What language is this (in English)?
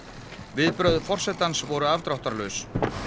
Icelandic